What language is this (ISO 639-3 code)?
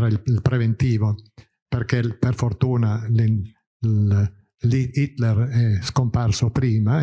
ita